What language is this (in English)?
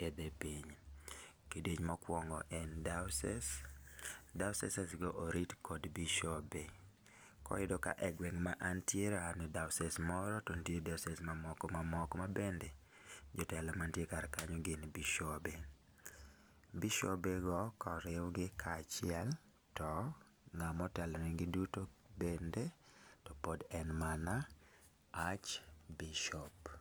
Luo (Kenya and Tanzania)